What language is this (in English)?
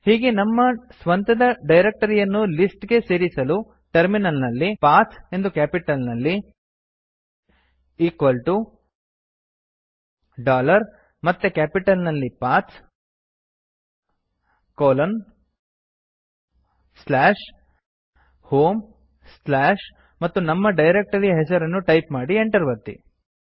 Kannada